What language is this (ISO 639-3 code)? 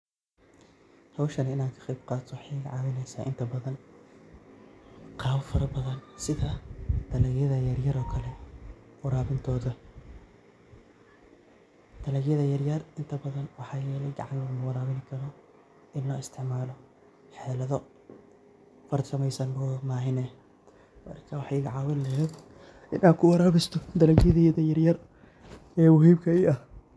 som